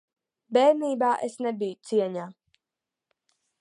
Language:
Latvian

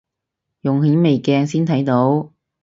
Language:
Cantonese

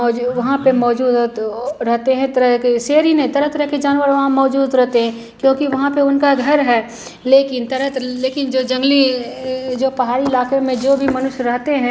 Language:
Hindi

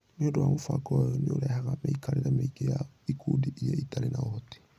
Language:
Kikuyu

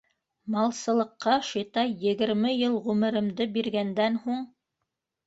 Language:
Bashkir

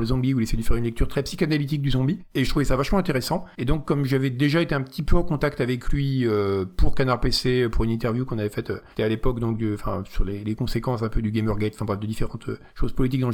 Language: French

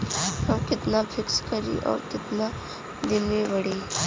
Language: Bhojpuri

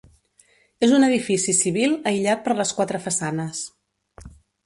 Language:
Catalan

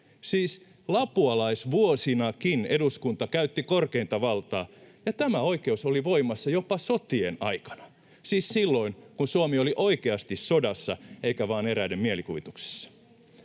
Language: Finnish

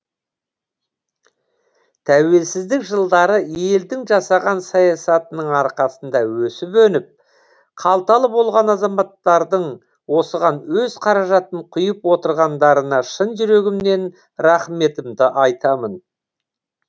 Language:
Kazakh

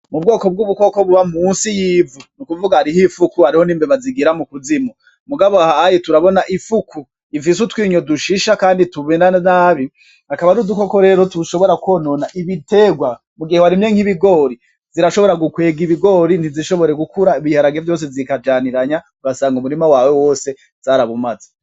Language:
Rundi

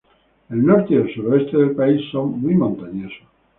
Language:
Spanish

